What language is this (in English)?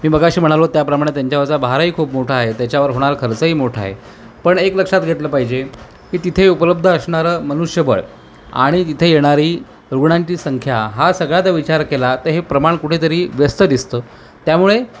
Marathi